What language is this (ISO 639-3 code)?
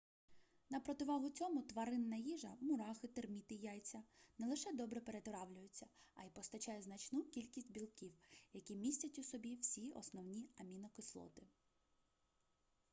ukr